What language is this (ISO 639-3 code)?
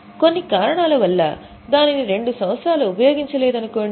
tel